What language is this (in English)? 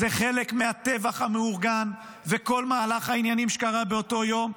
Hebrew